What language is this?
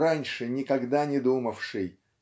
Russian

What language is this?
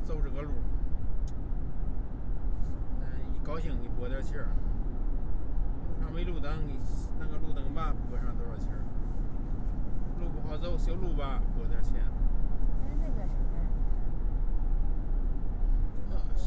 Chinese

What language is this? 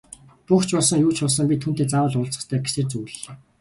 Mongolian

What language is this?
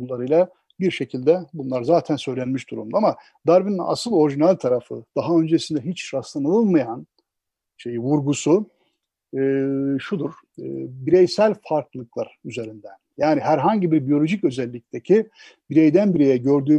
Turkish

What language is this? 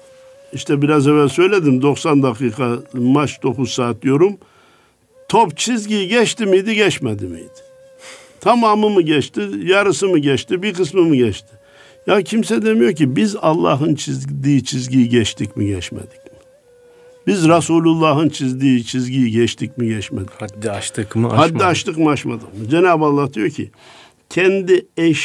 Turkish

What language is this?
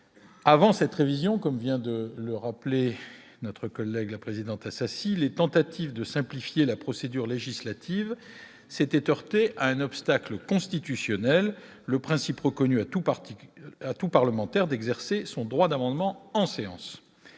French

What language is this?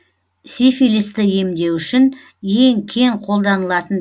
Kazakh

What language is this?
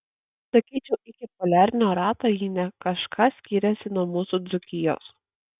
Lithuanian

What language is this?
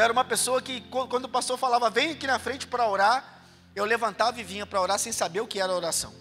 Portuguese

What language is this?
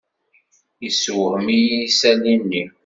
Kabyle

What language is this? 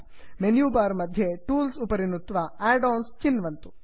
Sanskrit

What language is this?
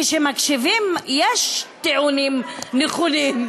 Hebrew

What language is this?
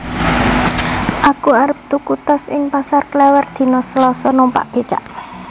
Javanese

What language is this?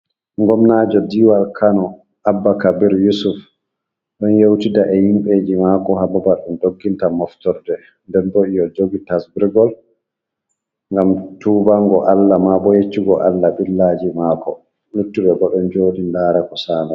Fula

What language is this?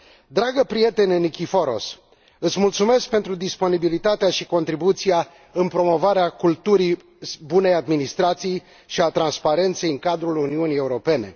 Romanian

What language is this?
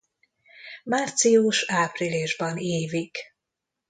Hungarian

